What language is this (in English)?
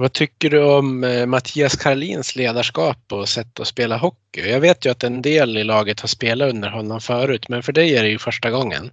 Swedish